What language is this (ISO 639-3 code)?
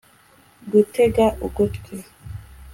kin